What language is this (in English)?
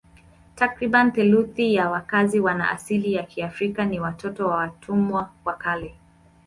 Swahili